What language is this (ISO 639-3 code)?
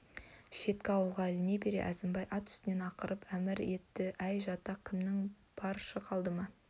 kaz